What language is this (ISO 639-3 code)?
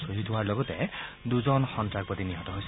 asm